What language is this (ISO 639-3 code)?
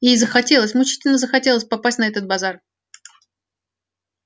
rus